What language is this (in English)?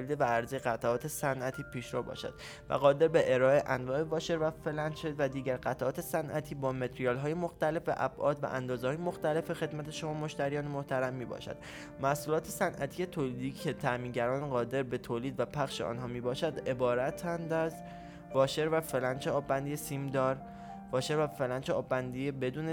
Persian